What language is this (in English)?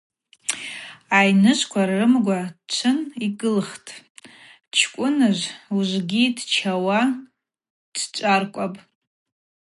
Abaza